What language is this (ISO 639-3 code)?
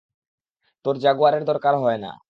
ben